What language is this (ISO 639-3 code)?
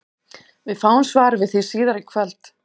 isl